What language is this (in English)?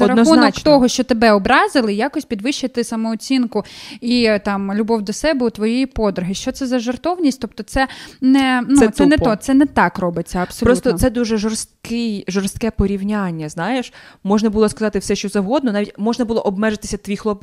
Ukrainian